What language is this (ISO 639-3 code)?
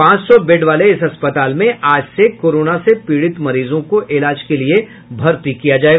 hin